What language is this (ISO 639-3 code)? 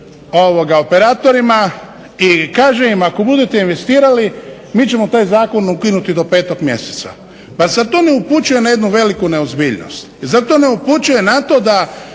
hrv